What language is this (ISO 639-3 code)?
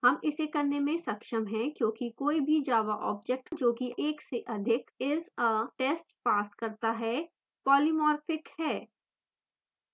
hin